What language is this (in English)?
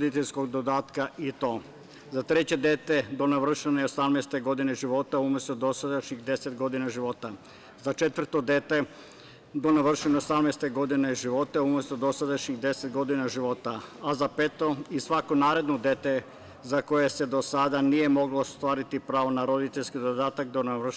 Serbian